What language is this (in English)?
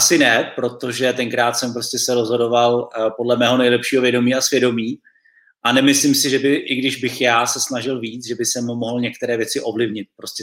Czech